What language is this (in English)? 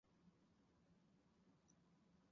Chinese